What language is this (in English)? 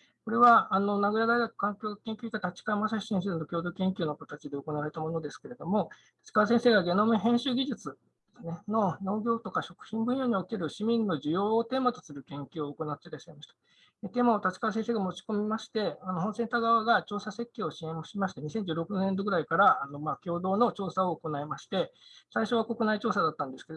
Japanese